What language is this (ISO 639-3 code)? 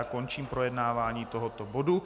ces